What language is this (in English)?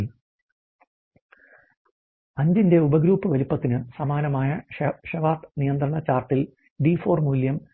Malayalam